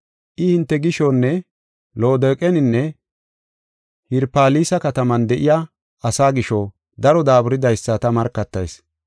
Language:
Gofa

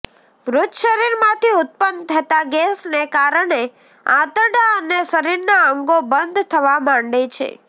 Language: Gujarati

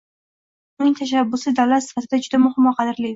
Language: Uzbek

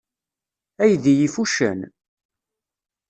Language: Kabyle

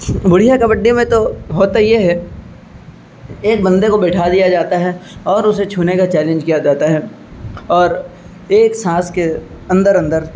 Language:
Urdu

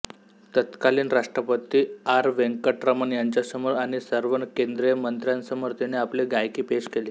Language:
Marathi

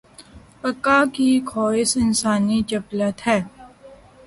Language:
Urdu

